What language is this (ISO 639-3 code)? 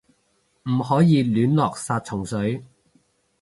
yue